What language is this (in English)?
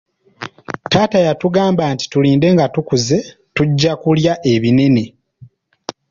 Ganda